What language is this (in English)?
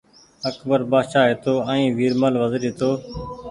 Goaria